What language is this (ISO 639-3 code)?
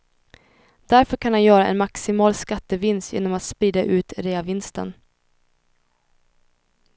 swe